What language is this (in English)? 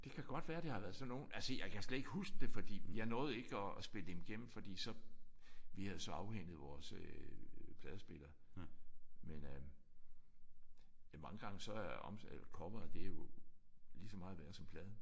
Danish